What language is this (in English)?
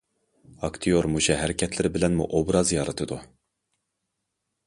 Uyghur